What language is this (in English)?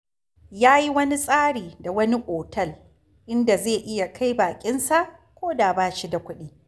Hausa